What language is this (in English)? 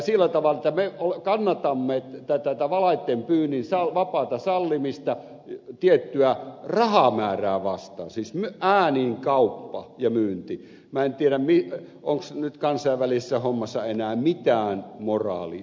Finnish